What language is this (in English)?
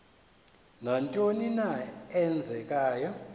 Xhosa